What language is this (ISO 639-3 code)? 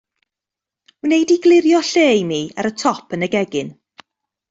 cym